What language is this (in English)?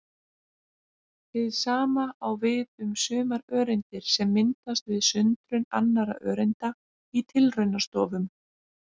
Icelandic